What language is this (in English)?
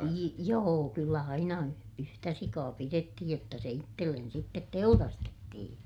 Finnish